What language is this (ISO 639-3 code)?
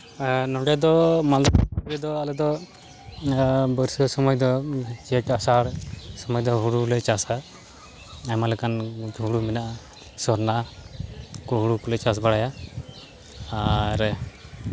sat